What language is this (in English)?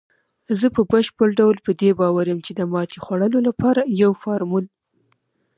Pashto